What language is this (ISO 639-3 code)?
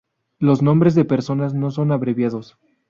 spa